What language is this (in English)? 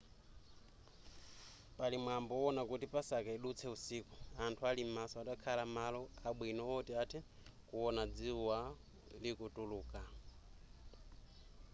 Nyanja